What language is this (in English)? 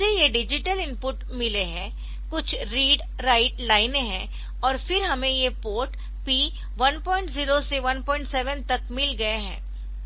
Hindi